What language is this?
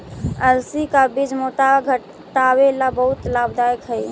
Magahi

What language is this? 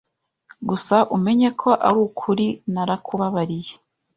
Kinyarwanda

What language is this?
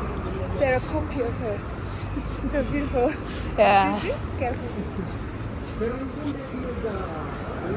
English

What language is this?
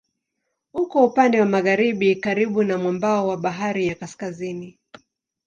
Swahili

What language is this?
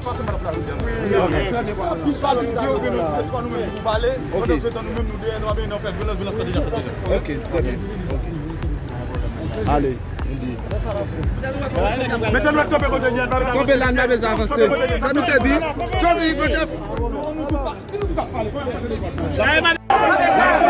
French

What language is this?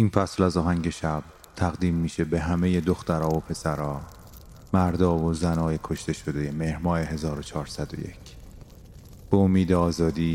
Persian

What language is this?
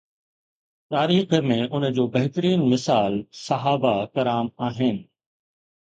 Sindhi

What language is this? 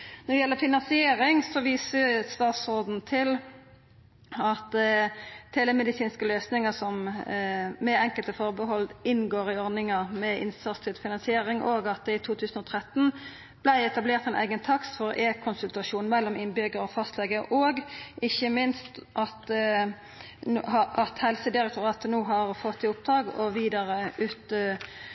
Norwegian Nynorsk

